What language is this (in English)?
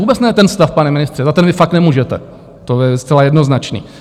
Czech